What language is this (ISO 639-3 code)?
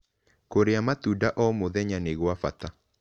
kik